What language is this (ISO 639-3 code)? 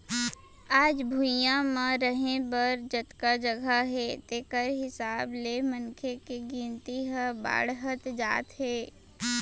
hne